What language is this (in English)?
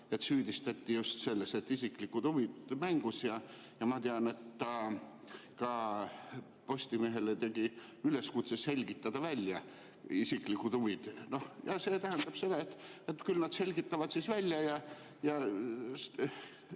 Estonian